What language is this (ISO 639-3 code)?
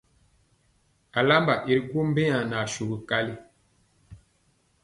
mcx